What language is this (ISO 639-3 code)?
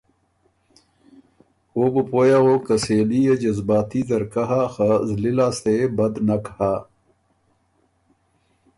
oru